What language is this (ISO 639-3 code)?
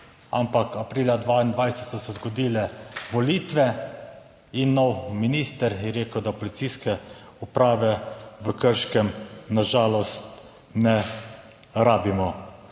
slv